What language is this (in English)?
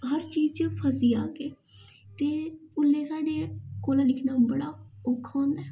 Dogri